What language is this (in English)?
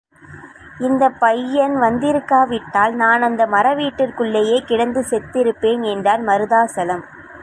Tamil